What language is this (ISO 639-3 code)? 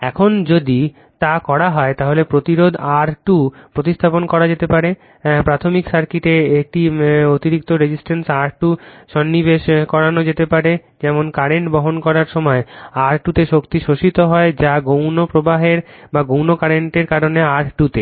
ben